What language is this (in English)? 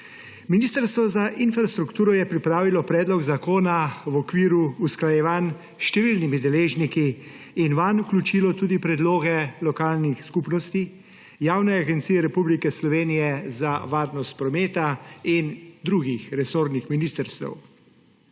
Slovenian